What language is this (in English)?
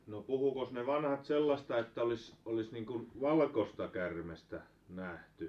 Finnish